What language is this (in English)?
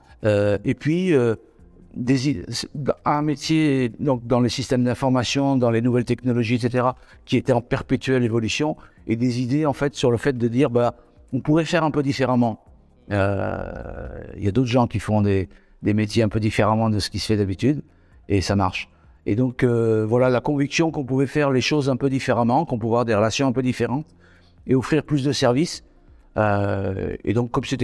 French